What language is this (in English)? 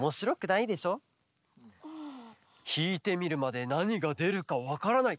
Japanese